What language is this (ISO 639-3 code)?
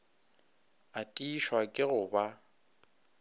nso